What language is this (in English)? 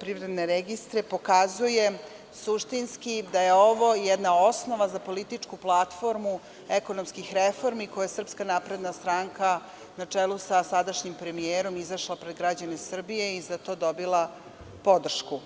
Serbian